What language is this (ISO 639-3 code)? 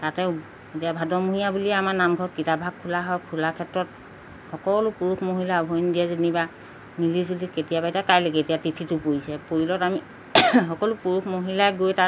asm